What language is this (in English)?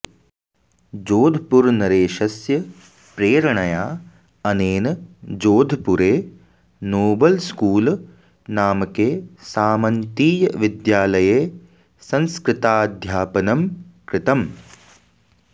Sanskrit